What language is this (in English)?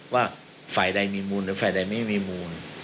Thai